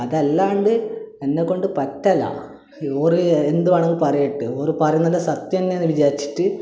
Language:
Malayalam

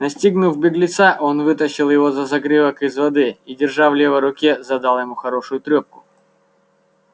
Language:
Russian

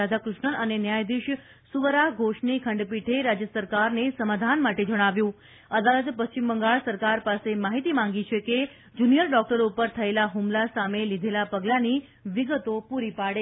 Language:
Gujarati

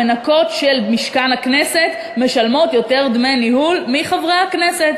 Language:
Hebrew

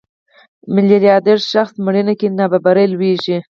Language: Pashto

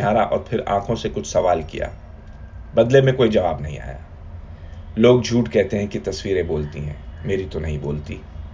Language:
Hindi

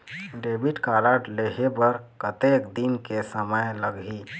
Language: Chhattisgarhi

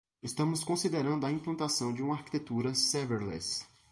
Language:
Portuguese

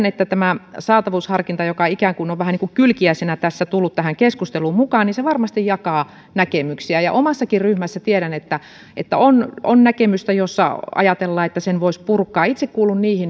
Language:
Finnish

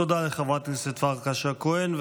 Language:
Hebrew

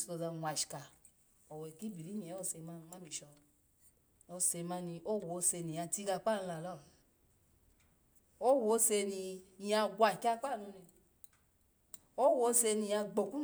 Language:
Alago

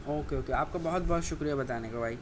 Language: Urdu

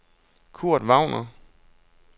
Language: Danish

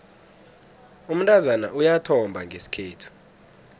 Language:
South Ndebele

